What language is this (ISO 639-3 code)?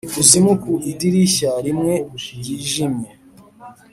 kin